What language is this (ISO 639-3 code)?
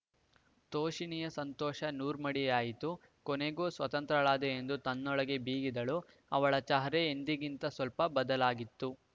kan